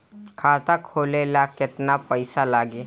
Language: Bhojpuri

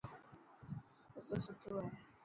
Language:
Dhatki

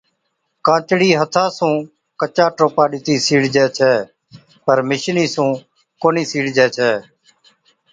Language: Od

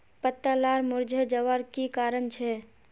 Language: Magahi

